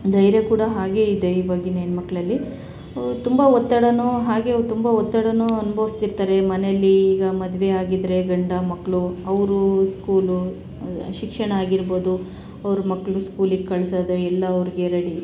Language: Kannada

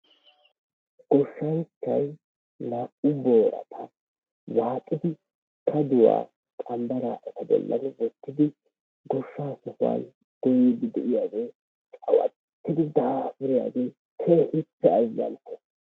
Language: Wolaytta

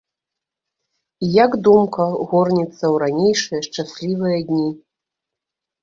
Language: Belarusian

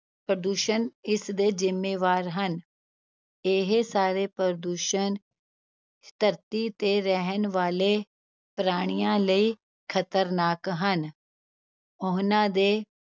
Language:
Punjabi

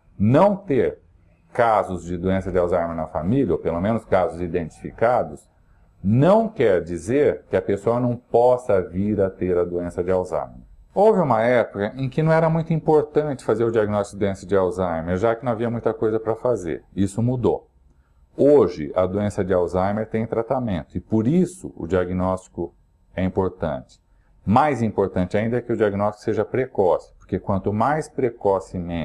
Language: Portuguese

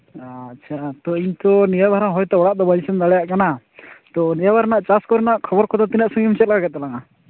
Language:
Santali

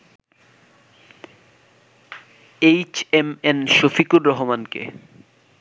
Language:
Bangla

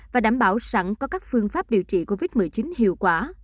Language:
Vietnamese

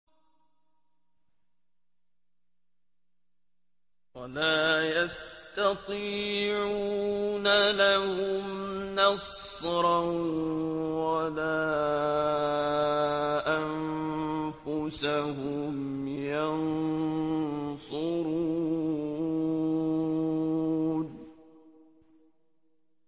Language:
Arabic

